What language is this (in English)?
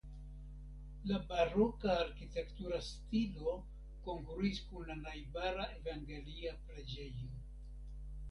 Esperanto